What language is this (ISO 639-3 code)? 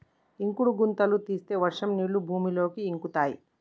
tel